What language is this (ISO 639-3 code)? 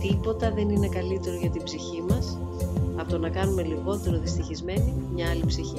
ell